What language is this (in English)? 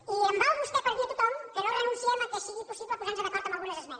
Catalan